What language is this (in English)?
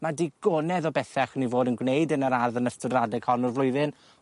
Welsh